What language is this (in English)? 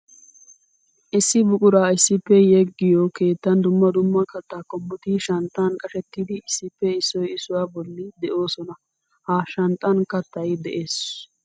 Wolaytta